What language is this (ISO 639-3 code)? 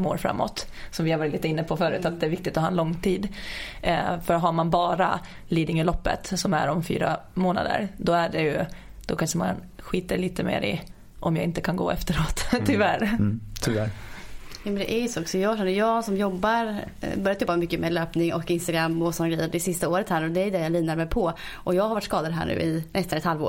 swe